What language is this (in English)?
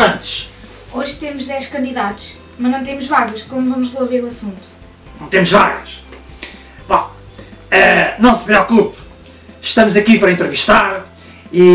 Portuguese